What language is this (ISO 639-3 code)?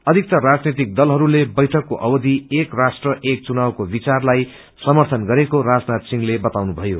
nep